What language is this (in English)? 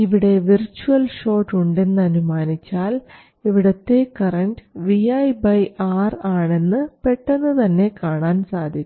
Malayalam